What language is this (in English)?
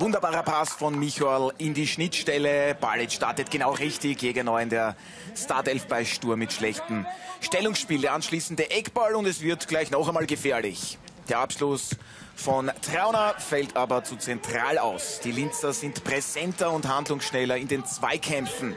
German